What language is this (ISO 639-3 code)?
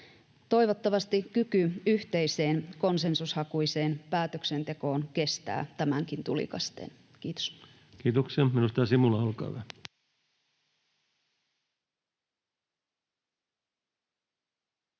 fin